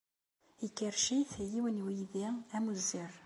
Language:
Kabyle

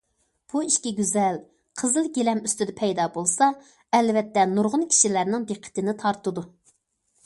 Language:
Uyghur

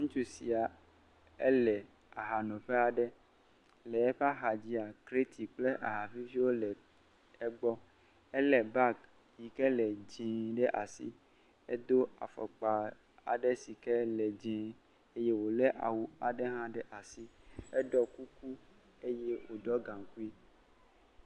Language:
Ewe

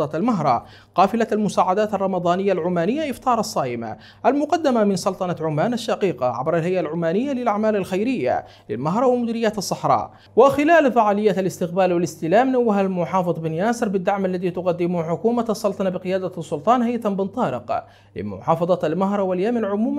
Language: Arabic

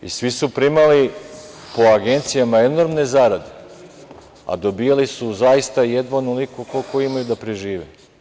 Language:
Serbian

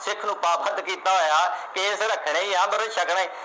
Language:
Punjabi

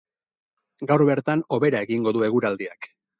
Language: Basque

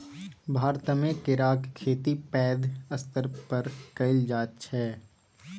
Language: Maithili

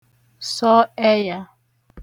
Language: Igbo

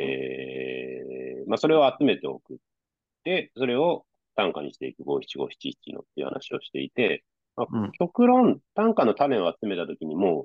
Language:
Japanese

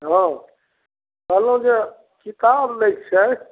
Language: Maithili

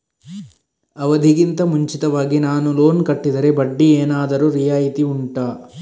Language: Kannada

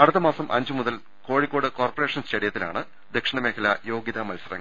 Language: Malayalam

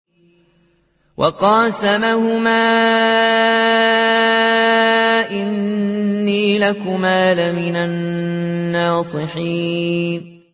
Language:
Arabic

